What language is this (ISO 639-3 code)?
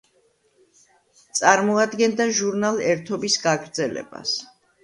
kat